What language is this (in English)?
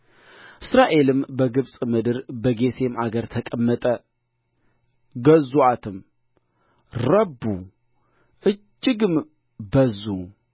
Amharic